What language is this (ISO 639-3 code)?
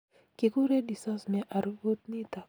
kln